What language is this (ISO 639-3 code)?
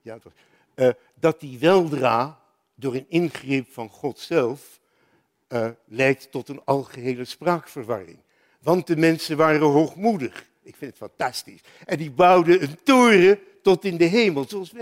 nld